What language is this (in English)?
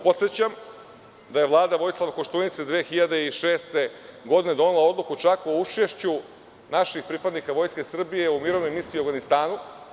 Serbian